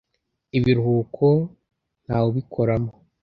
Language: Kinyarwanda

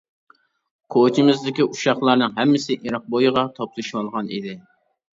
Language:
Uyghur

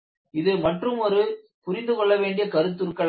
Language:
Tamil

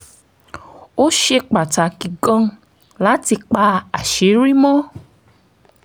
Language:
Yoruba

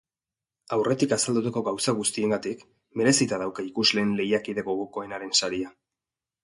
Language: Basque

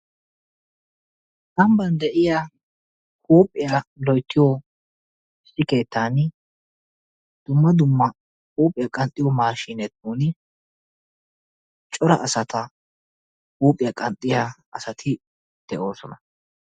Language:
Wolaytta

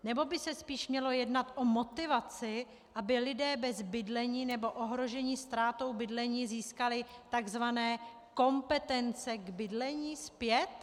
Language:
Czech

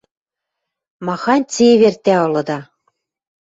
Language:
Western Mari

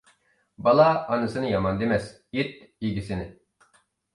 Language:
Uyghur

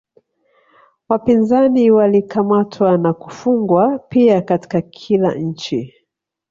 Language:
Swahili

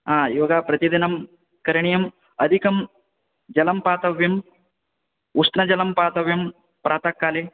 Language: Sanskrit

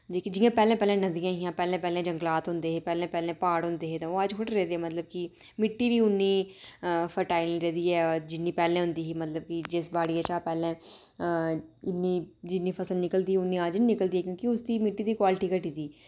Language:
Dogri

